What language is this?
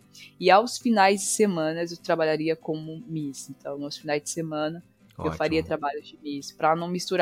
Portuguese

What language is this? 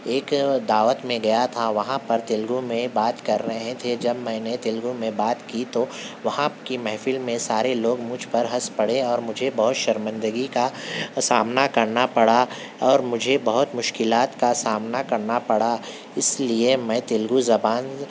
Urdu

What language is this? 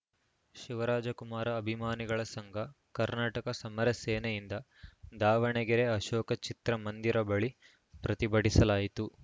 Kannada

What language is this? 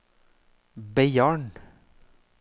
Norwegian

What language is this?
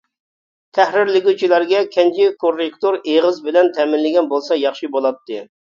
Uyghur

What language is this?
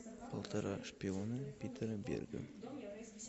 Russian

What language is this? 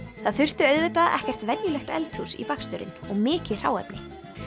Icelandic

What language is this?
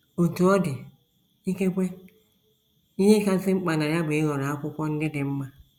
Igbo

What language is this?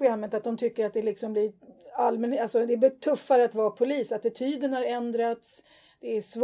Swedish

